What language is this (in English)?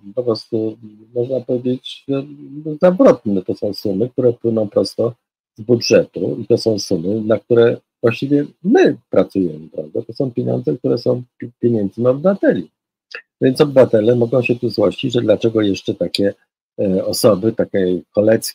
Polish